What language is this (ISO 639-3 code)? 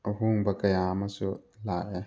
mni